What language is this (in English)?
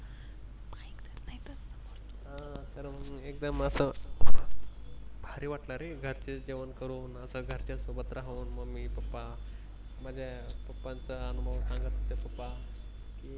Marathi